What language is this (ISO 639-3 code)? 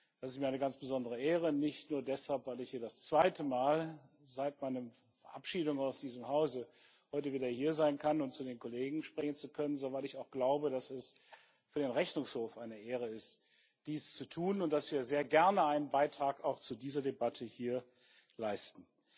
deu